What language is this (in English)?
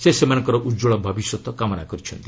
Odia